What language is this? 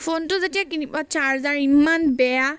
Assamese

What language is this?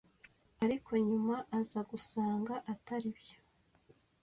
Kinyarwanda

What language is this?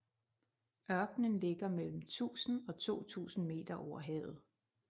Danish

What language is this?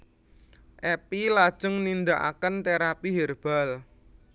Javanese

